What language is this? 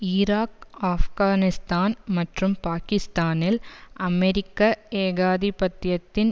Tamil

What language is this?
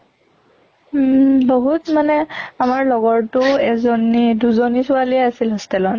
Assamese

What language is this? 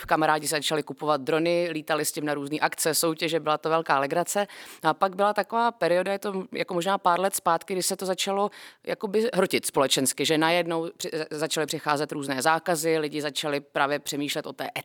Czech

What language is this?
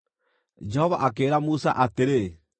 Kikuyu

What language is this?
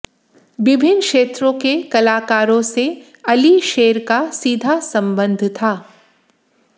Hindi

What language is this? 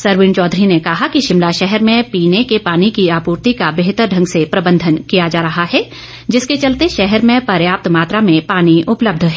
Hindi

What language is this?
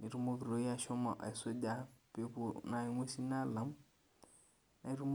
Masai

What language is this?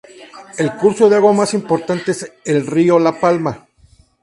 Spanish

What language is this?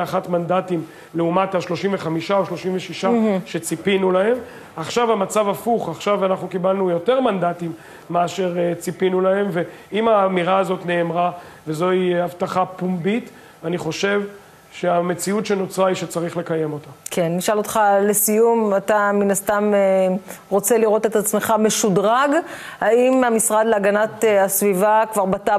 Hebrew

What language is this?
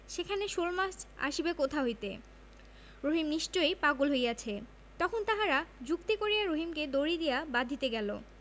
Bangla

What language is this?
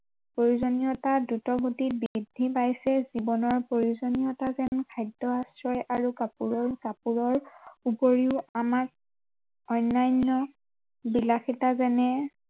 Assamese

